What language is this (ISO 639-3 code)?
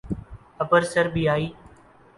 urd